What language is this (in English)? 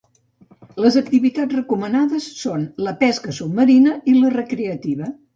Catalan